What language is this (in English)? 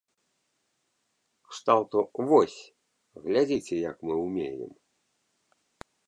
Belarusian